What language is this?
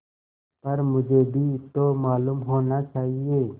Hindi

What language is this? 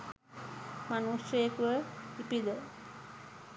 Sinhala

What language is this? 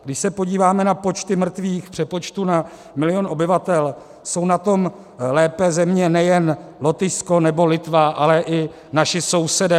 Czech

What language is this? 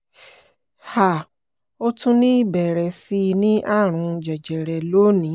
Yoruba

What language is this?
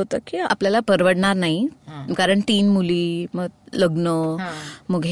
Marathi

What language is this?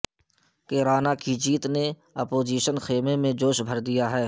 Urdu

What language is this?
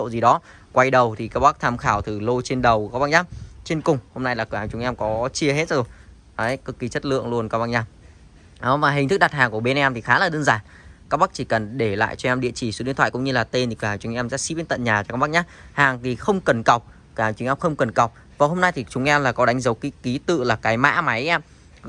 Vietnamese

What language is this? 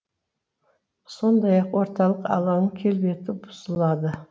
Kazakh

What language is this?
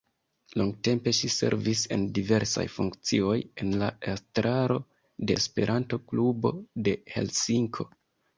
Esperanto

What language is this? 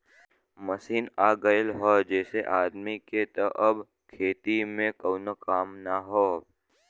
Bhojpuri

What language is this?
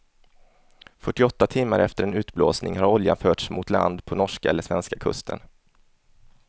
Swedish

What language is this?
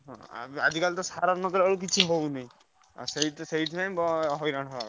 Odia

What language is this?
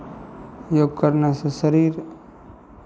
Maithili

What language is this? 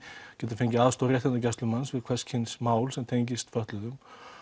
Icelandic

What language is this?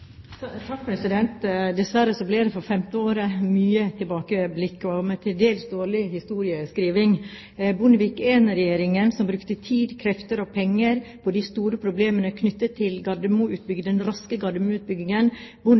Norwegian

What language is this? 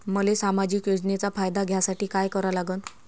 Marathi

